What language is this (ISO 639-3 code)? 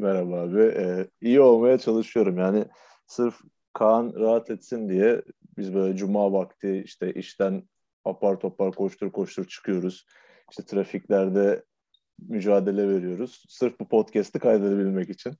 tur